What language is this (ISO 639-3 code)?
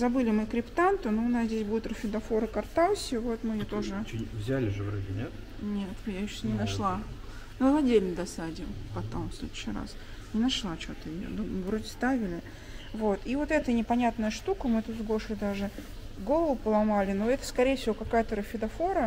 rus